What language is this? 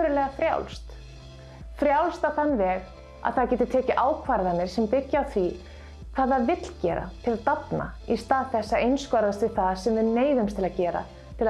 Icelandic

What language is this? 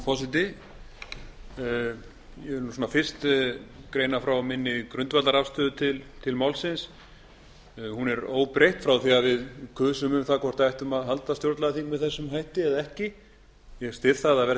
Icelandic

